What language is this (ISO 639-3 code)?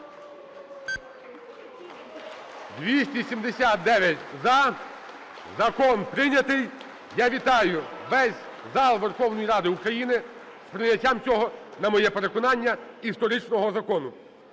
ukr